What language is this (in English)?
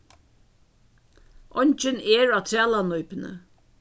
Faroese